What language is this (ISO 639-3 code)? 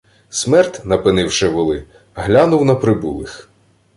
ukr